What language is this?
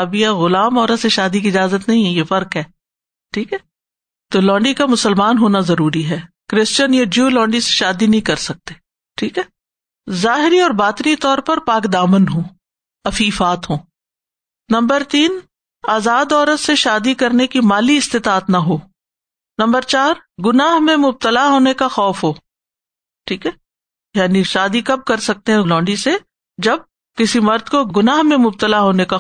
Urdu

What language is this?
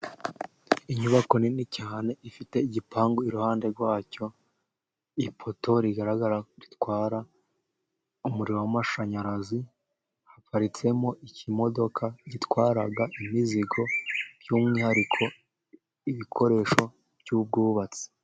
Kinyarwanda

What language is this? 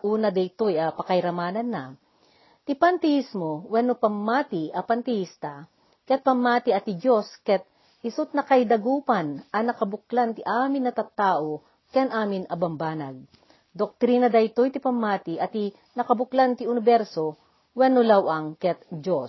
Filipino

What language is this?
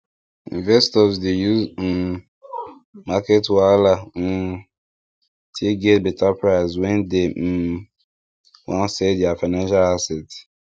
Nigerian Pidgin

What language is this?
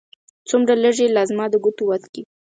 Pashto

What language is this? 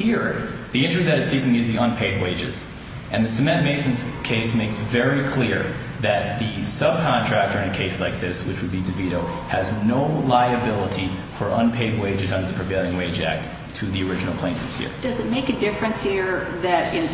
English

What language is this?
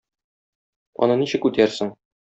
Tatar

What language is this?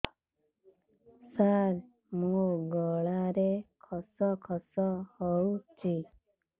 Odia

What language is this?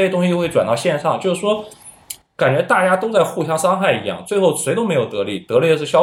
Chinese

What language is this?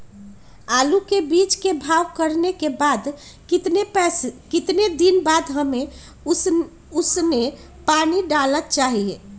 Magahi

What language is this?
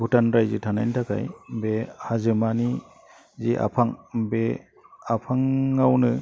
Bodo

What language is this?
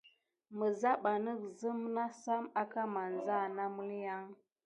Gidar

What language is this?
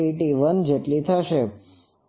Gujarati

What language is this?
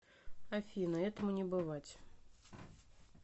Russian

